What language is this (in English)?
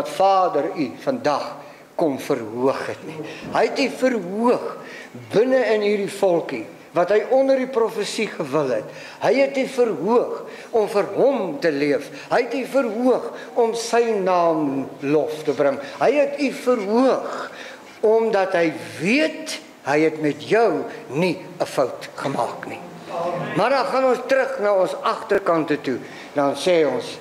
Dutch